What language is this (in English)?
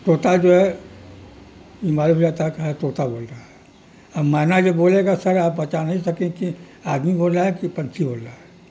Urdu